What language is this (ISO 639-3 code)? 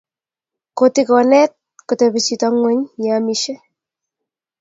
kln